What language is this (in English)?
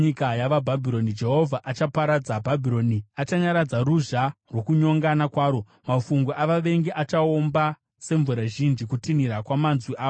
Shona